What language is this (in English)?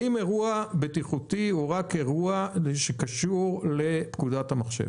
Hebrew